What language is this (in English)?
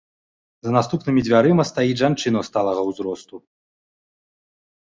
Belarusian